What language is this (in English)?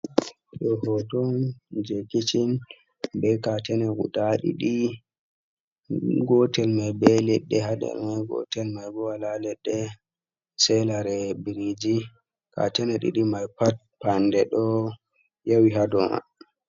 Fula